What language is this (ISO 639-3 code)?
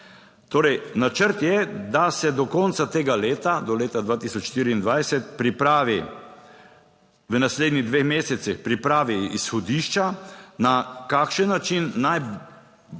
slv